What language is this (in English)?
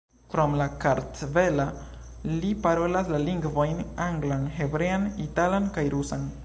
Esperanto